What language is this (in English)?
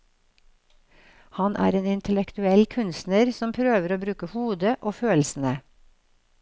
Norwegian